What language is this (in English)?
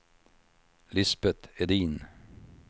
Swedish